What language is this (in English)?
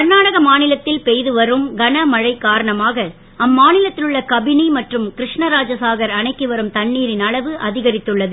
Tamil